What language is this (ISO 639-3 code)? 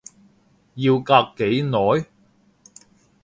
yue